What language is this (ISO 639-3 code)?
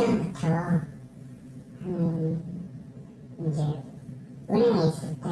kor